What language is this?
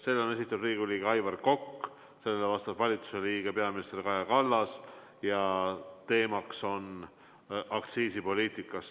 Estonian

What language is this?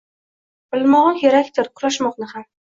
Uzbek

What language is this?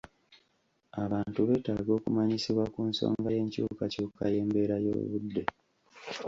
Ganda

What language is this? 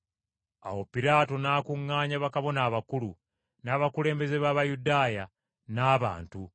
Ganda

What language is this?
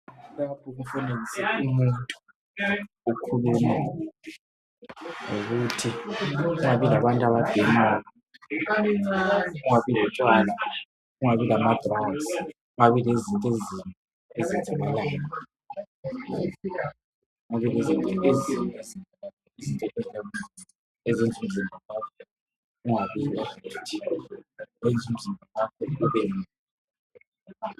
North Ndebele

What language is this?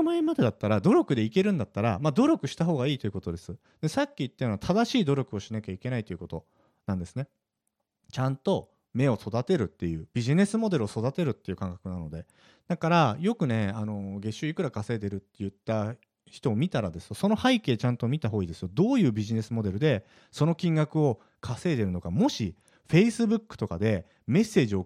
Japanese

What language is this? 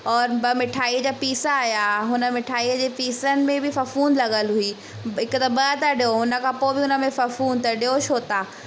Sindhi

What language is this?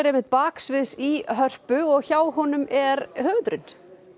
Icelandic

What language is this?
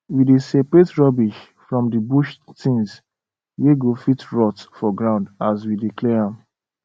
Nigerian Pidgin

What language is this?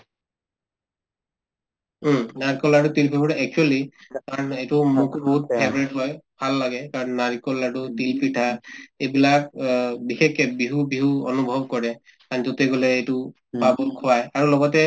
Assamese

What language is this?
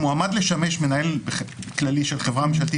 Hebrew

